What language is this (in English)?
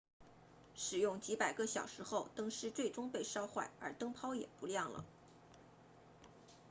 Chinese